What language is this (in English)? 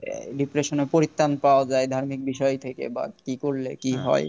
Bangla